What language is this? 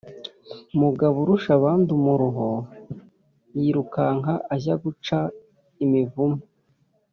Kinyarwanda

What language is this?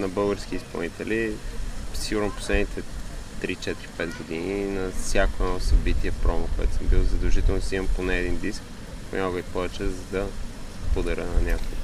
Bulgarian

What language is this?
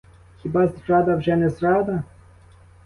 Ukrainian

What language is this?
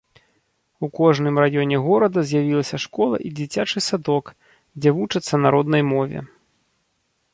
Belarusian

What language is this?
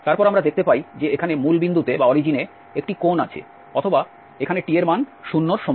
Bangla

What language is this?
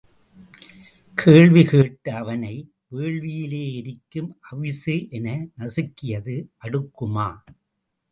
Tamil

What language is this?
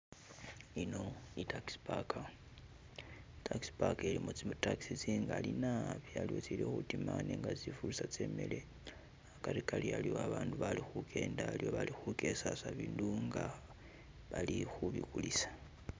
Masaaba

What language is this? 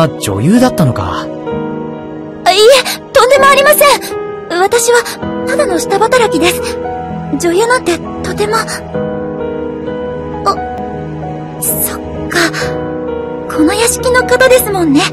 Japanese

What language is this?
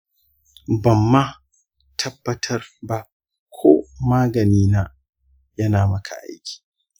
Hausa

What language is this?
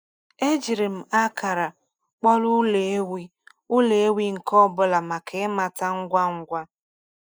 Igbo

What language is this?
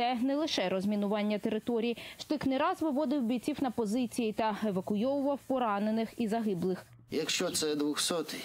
Ukrainian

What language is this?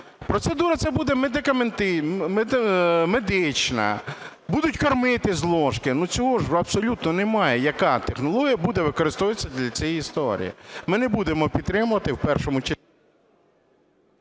Ukrainian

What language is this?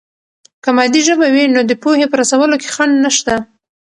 Pashto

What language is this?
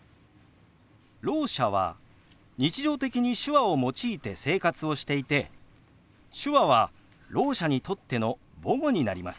Japanese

